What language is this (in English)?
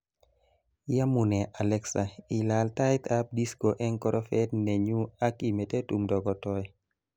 Kalenjin